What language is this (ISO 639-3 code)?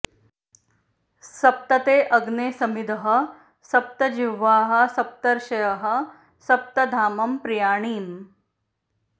san